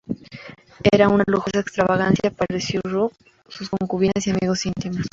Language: Spanish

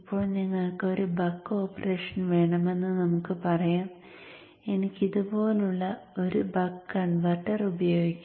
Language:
Malayalam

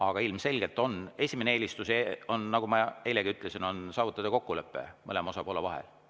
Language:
Estonian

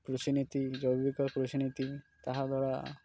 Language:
Odia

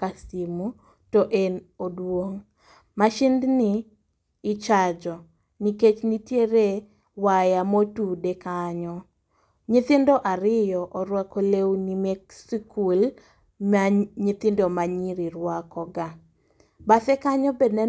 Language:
Luo (Kenya and Tanzania)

